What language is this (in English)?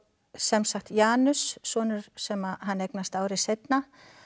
Icelandic